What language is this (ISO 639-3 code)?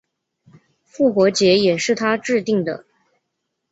zho